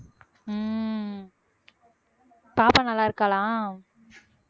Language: Tamil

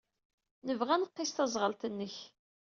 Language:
Kabyle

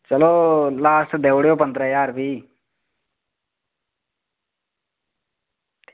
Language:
Dogri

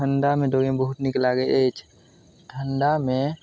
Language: Maithili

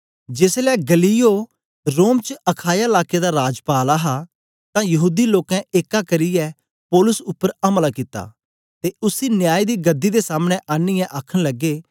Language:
Dogri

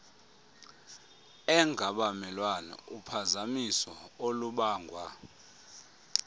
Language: Xhosa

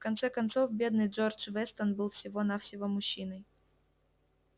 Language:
Russian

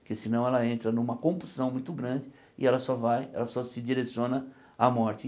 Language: Portuguese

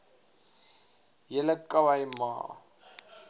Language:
Afrikaans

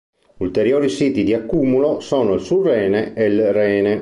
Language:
Italian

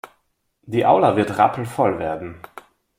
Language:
German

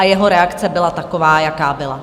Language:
Czech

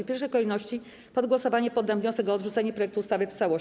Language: Polish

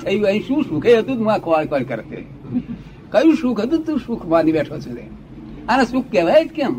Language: Gujarati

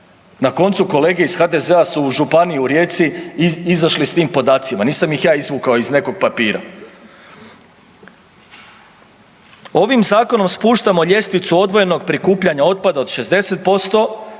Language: Croatian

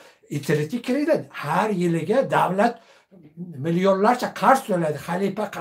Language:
Turkish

